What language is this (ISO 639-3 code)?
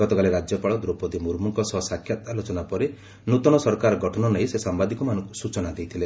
ori